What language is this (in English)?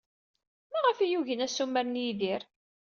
Kabyle